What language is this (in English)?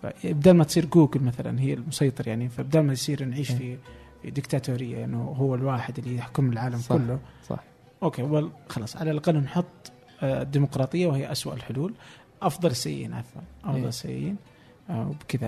Arabic